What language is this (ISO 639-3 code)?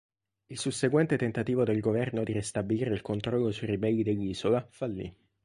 ita